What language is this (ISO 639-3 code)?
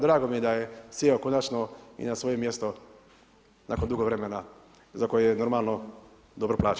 hrv